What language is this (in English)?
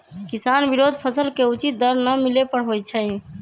Magahi